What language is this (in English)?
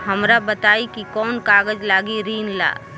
Bhojpuri